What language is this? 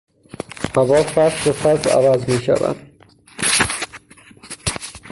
Persian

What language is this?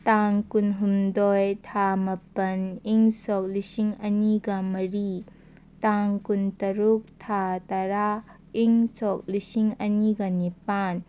Manipuri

